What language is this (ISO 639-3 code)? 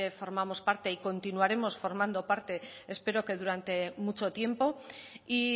spa